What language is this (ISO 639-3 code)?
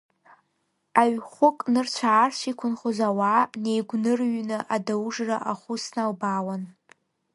abk